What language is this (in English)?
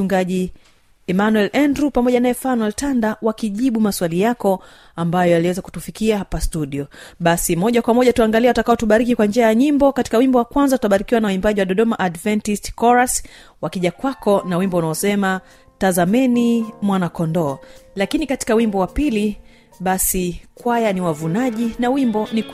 Swahili